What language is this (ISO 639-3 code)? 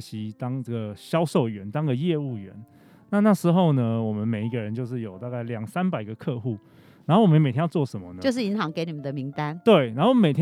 zho